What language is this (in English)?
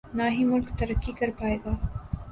Urdu